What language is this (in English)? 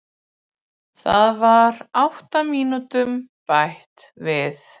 Icelandic